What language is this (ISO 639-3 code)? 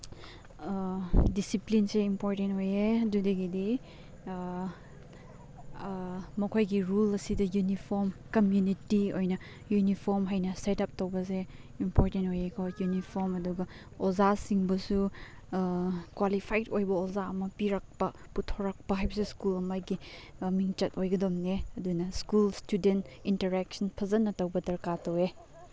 mni